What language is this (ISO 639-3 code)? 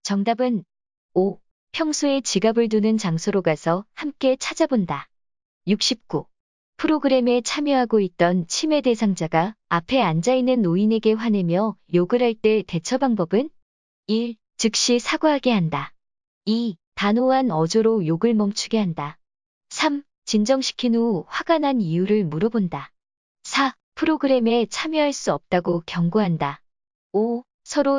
kor